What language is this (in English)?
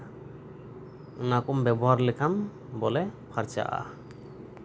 Santali